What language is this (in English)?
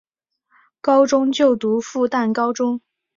Chinese